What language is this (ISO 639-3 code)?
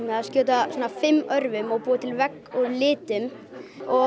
isl